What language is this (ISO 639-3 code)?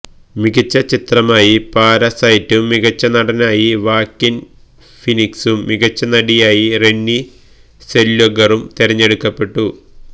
mal